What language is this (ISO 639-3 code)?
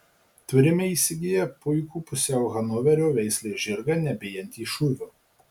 lit